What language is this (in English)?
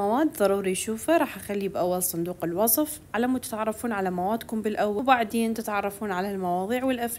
Arabic